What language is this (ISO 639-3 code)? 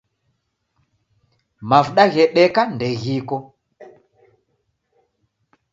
dav